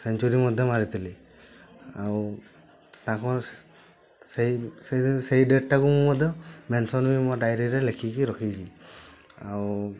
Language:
Odia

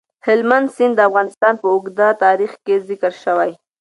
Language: Pashto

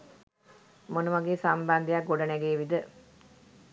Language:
Sinhala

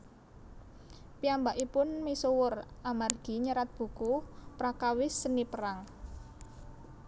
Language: Javanese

